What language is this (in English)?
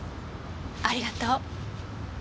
Japanese